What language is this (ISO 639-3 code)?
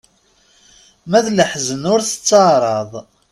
kab